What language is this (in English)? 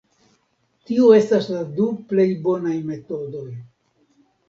Esperanto